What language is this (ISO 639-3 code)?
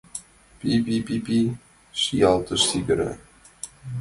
chm